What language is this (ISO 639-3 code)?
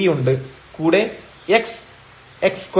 mal